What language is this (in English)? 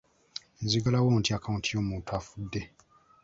Ganda